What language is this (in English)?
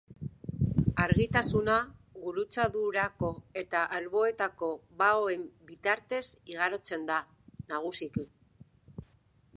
Basque